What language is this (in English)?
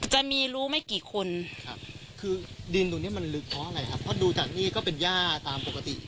Thai